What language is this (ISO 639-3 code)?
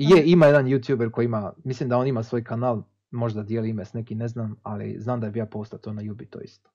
hrv